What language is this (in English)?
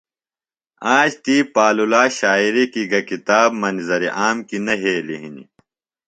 Phalura